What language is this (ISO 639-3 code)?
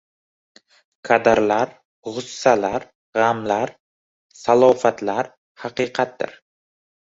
uzb